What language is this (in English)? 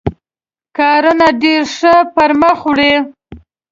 Pashto